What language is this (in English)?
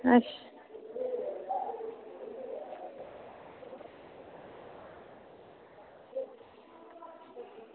Dogri